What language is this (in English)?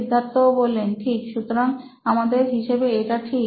Bangla